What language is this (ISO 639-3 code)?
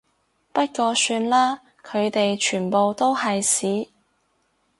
yue